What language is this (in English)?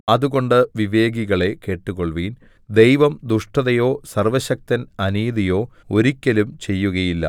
Malayalam